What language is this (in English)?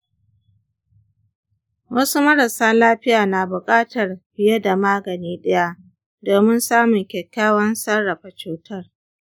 Hausa